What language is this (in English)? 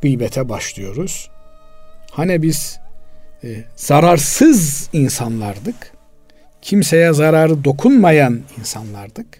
Turkish